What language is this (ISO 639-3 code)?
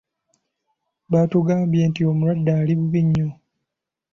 lug